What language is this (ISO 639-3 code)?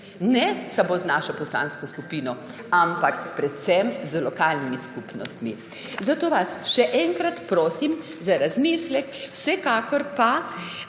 slv